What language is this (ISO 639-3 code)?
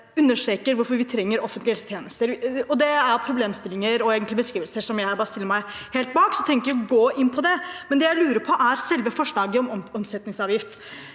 nor